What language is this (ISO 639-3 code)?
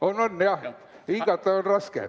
est